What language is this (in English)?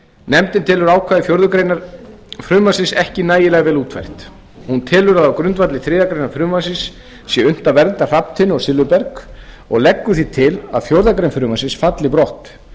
Icelandic